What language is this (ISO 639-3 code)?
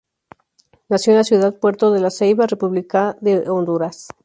spa